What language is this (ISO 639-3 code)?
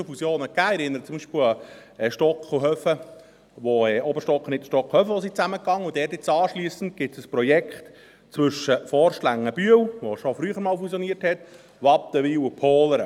gsw